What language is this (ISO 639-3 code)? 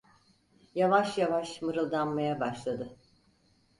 tur